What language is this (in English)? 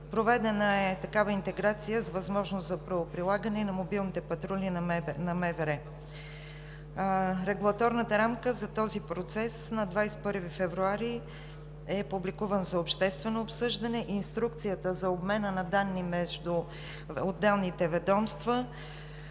Bulgarian